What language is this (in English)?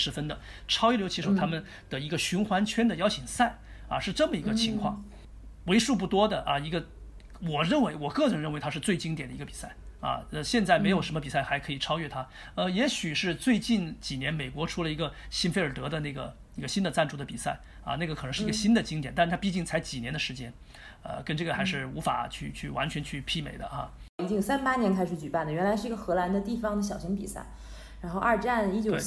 Chinese